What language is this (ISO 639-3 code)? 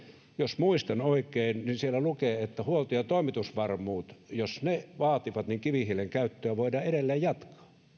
fin